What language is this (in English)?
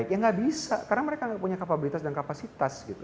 Indonesian